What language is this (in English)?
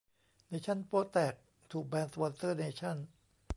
Thai